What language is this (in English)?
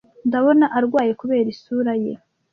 Kinyarwanda